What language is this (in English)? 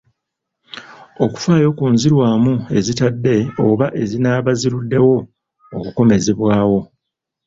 Ganda